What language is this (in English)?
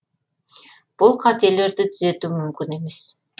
Kazakh